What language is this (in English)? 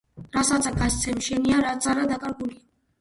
Georgian